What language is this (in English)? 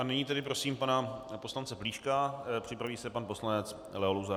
Czech